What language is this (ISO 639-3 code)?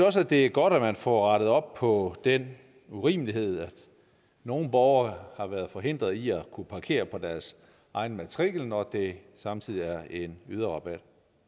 dan